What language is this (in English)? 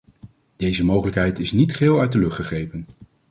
Dutch